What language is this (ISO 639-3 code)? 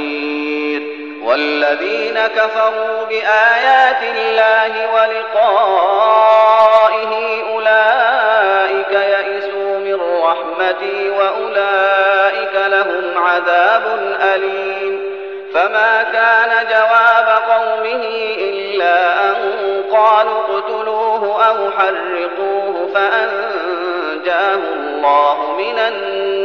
ara